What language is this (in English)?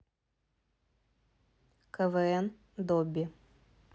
Russian